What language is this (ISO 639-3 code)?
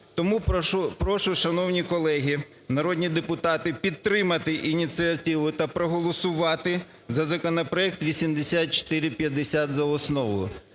ukr